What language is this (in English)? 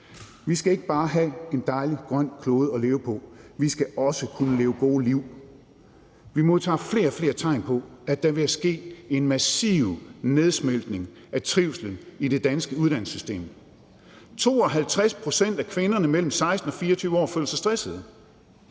Danish